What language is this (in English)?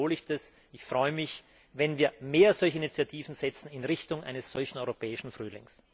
German